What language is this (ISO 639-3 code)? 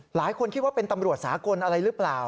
tha